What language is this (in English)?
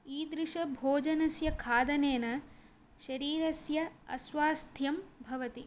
Sanskrit